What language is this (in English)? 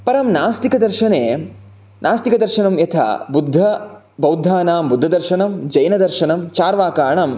Sanskrit